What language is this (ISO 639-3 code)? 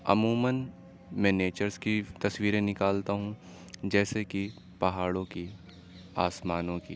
urd